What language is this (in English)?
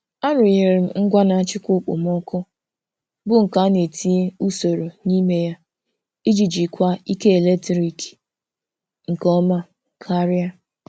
Igbo